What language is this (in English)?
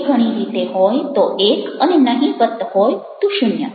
Gujarati